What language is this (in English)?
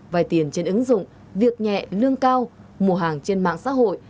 Vietnamese